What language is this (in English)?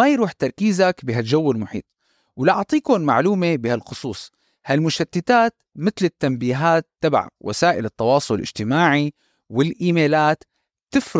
Arabic